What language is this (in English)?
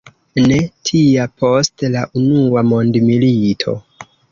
Esperanto